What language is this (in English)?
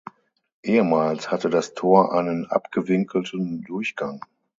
German